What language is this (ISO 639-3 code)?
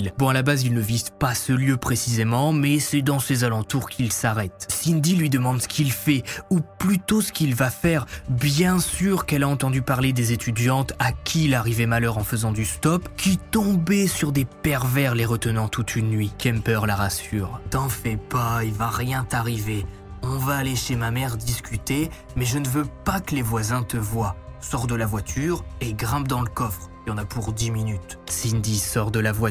fra